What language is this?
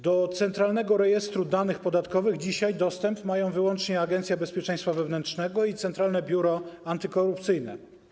Polish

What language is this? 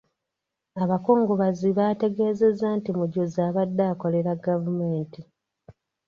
Ganda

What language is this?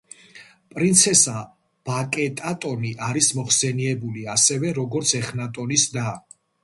Georgian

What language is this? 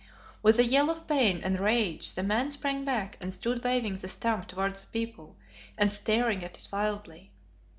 English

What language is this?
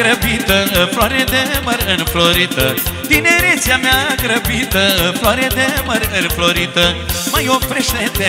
Romanian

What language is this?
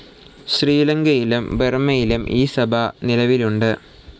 Malayalam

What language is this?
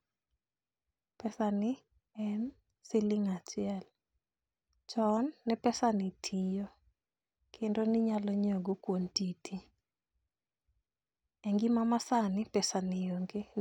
Luo (Kenya and Tanzania)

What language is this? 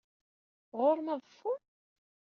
Kabyle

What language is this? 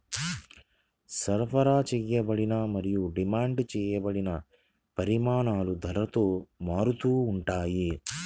Telugu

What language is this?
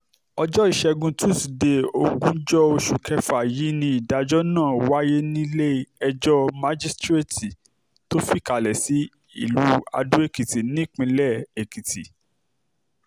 Yoruba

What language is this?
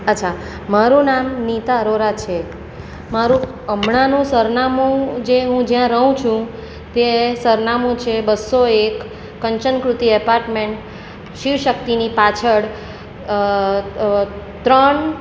Gujarati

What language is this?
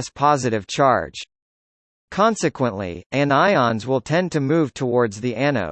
English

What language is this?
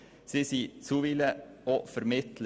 Swiss German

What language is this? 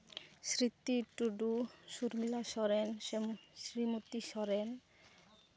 Santali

